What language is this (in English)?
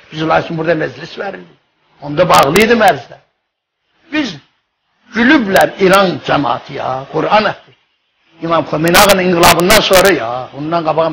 Turkish